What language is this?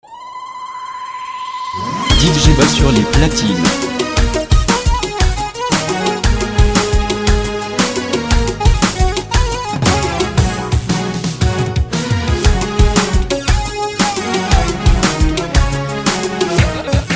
French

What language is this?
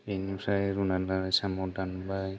Bodo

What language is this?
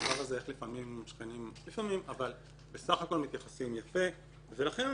Hebrew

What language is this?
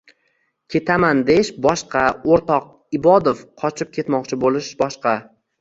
Uzbek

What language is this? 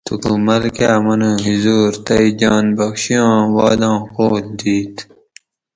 Gawri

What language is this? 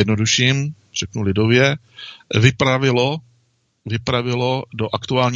Czech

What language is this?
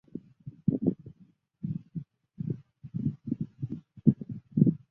Chinese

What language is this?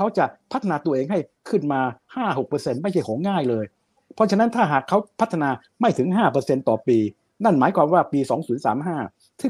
Thai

